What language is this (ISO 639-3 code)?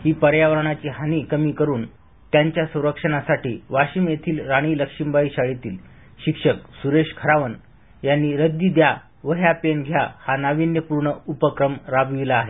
mar